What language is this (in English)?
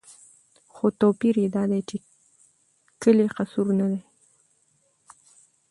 Pashto